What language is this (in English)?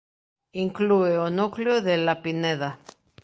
Galician